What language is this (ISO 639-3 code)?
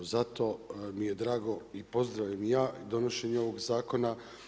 hrv